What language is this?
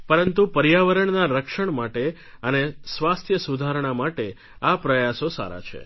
Gujarati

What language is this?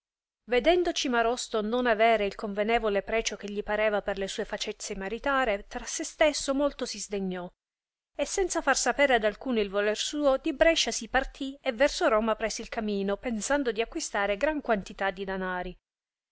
Italian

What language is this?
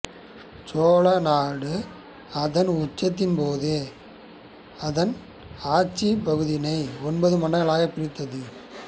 Tamil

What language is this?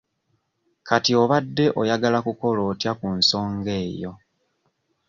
Ganda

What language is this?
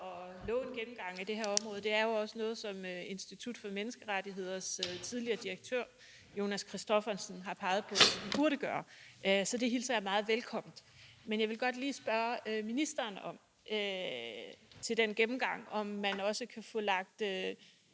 Danish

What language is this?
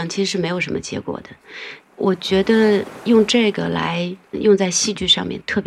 Chinese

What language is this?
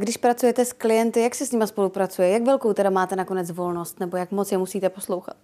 Czech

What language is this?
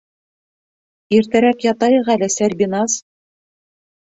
Bashkir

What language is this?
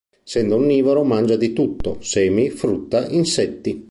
Italian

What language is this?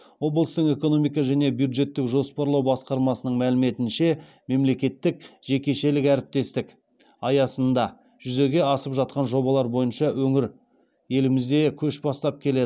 Kazakh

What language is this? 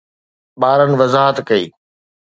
Sindhi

